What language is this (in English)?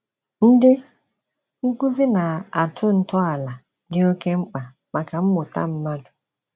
Igbo